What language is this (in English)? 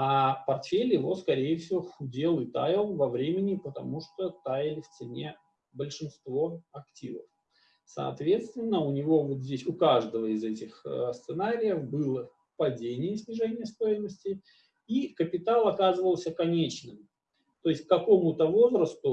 Russian